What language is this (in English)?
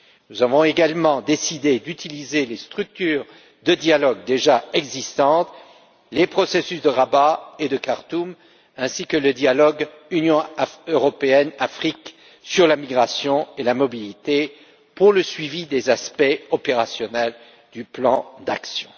French